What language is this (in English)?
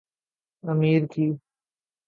Urdu